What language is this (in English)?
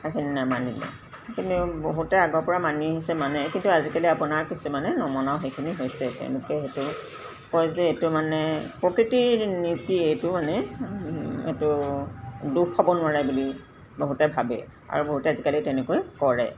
Assamese